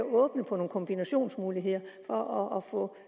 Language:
Danish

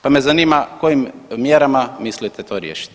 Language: Croatian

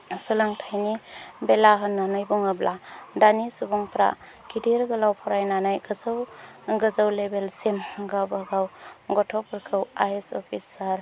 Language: Bodo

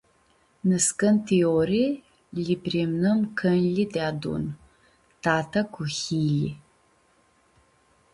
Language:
Aromanian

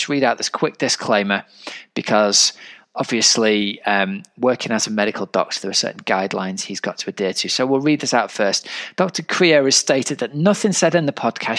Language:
English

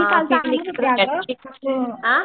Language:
Marathi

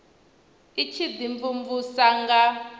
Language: Venda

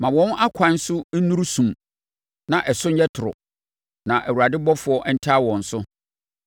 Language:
Akan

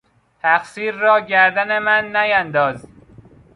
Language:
Persian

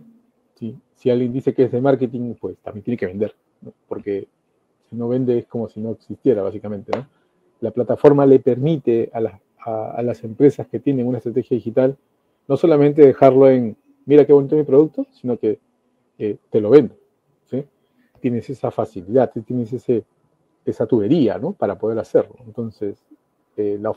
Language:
Spanish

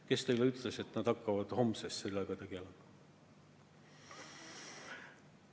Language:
Estonian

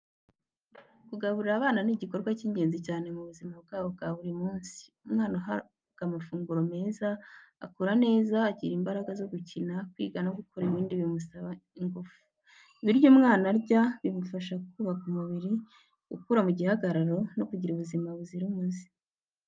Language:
Kinyarwanda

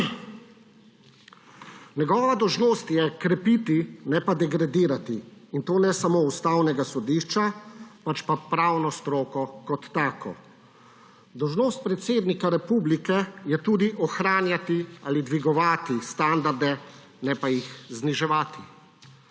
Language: Slovenian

